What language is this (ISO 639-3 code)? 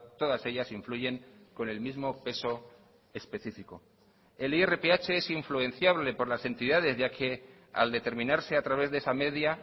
spa